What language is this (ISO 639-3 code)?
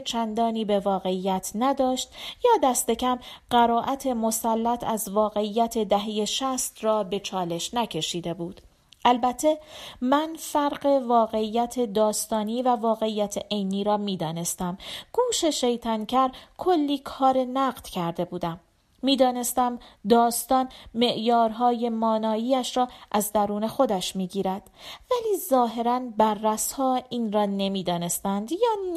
fas